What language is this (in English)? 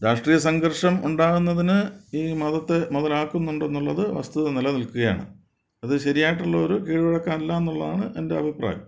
Malayalam